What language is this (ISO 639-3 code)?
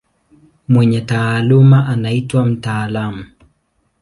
swa